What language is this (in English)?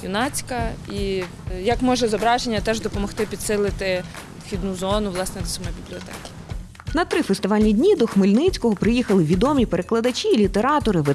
Ukrainian